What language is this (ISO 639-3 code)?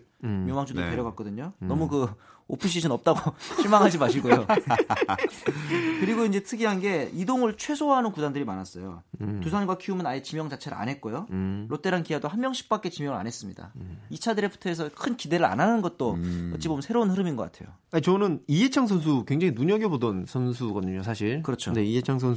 kor